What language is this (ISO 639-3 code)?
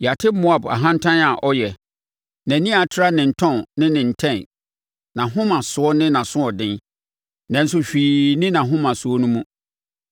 aka